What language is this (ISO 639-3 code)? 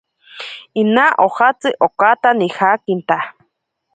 prq